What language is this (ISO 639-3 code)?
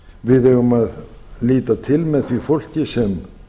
isl